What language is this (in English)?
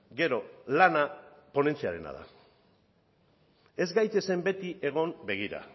Basque